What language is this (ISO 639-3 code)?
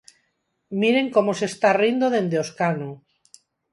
glg